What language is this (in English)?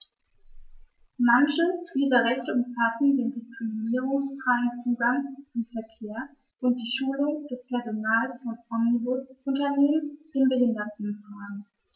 German